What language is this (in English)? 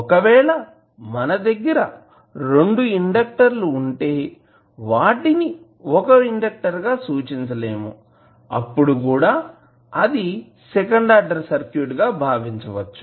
Telugu